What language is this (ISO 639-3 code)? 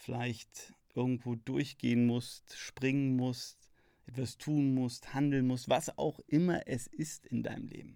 deu